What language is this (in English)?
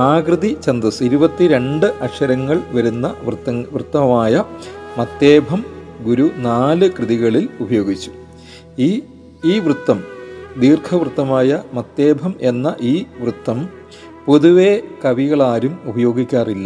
Malayalam